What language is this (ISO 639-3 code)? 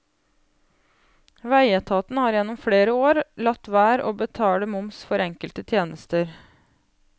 nor